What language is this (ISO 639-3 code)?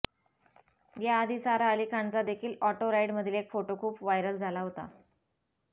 mar